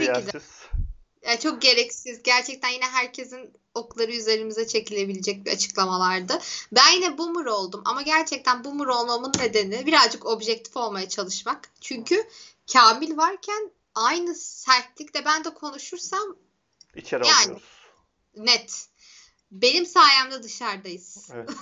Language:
Turkish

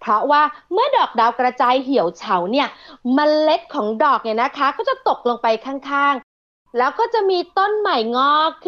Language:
Thai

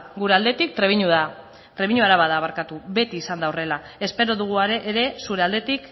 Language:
Basque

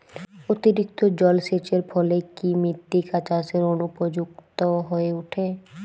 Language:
Bangla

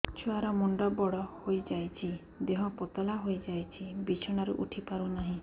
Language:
Odia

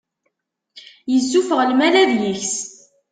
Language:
Kabyle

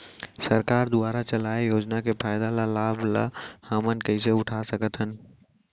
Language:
Chhattisgarhi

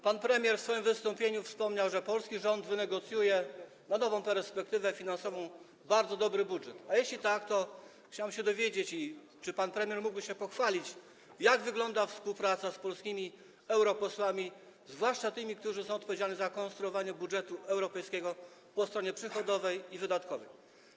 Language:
Polish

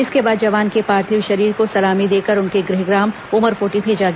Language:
Hindi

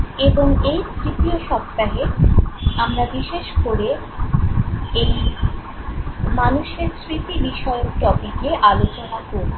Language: Bangla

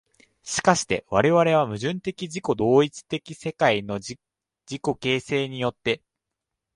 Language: Japanese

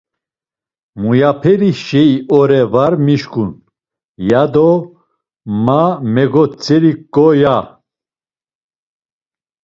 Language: Laz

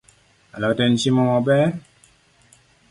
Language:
Luo (Kenya and Tanzania)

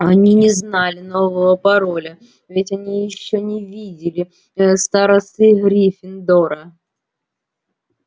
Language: Russian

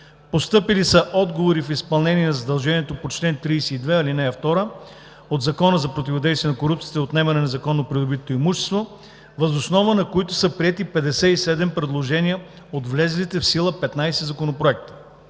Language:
Bulgarian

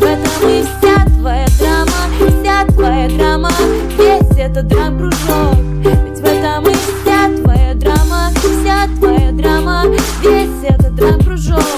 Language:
Russian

